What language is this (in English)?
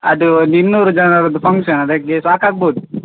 Kannada